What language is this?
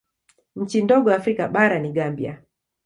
Swahili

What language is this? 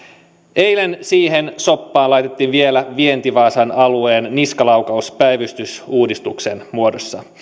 Finnish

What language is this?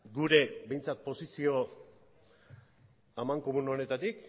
Basque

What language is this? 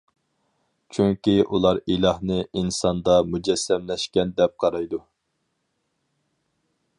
Uyghur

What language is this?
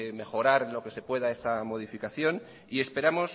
Spanish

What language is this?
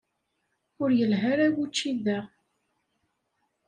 Kabyle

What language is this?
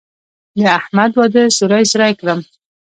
Pashto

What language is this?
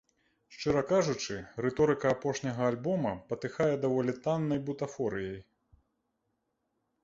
Belarusian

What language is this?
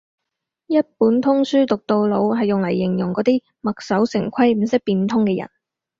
Cantonese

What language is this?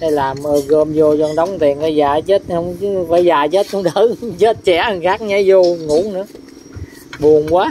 Vietnamese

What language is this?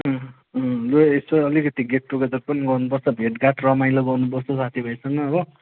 Nepali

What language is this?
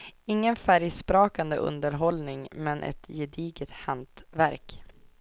Swedish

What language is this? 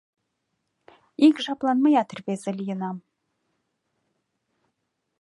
Mari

